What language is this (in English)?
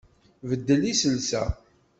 Kabyle